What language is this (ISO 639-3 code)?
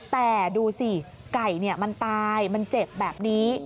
tha